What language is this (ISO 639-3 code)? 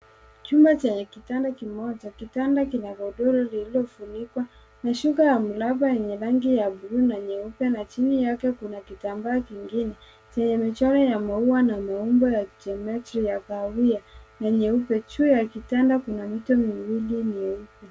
swa